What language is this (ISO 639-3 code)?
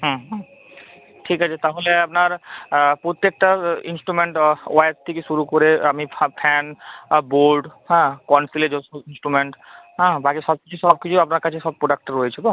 ben